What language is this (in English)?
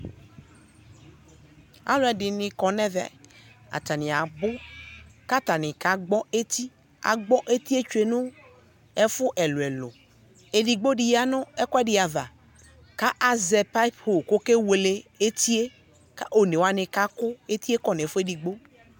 Ikposo